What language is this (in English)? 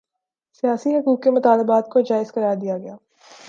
Urdu